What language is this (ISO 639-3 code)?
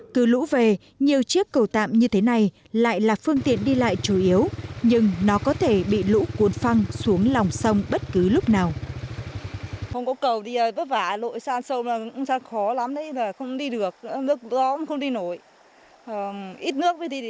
vie